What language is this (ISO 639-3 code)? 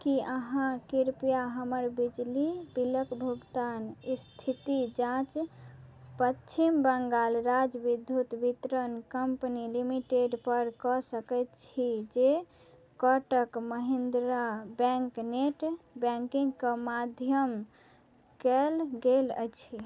mai